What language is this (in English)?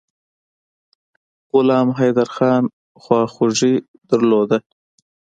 Pashto